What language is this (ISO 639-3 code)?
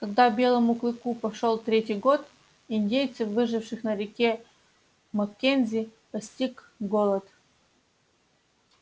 rus